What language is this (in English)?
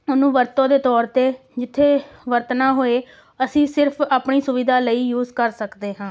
Punjabi